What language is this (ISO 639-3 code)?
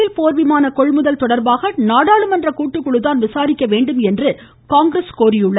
tam